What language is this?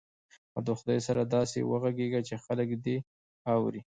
Pashto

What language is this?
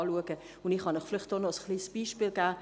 Swiss German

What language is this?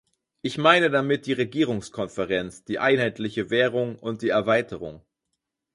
German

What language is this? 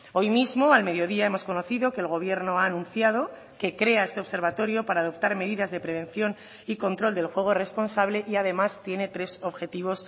Spanish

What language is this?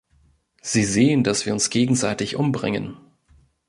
German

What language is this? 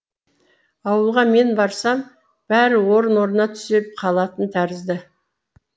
Kazakh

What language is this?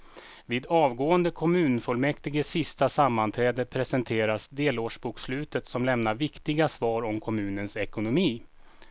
Swedish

